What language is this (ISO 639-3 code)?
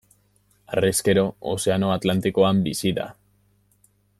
eus